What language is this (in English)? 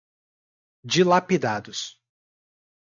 Portuguese